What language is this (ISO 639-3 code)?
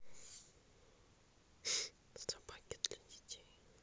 rus